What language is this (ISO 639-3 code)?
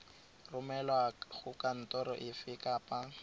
tsn